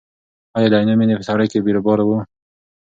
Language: Pashto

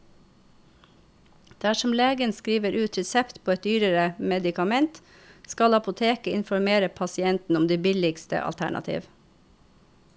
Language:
Norwegian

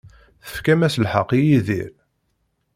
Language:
Kabyle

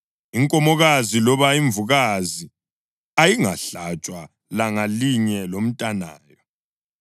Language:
North Ndebele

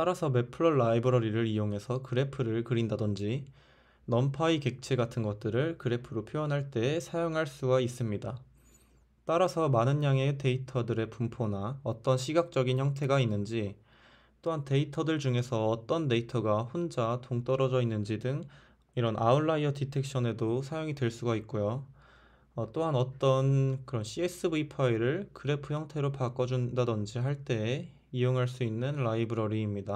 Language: Korean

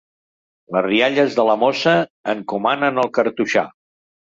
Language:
Catalan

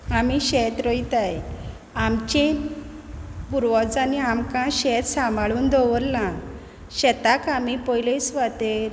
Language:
Konkani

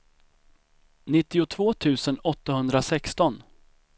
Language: Swedish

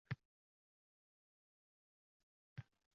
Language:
Uzbek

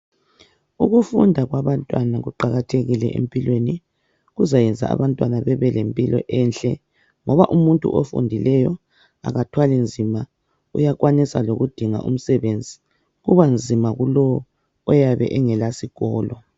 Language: North Ndebele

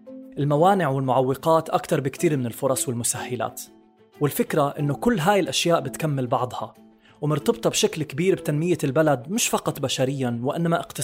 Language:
Arabic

